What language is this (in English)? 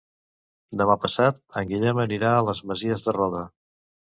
Catalan